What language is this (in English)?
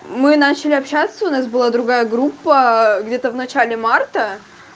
Russian